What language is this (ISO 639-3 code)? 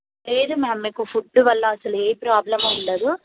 tel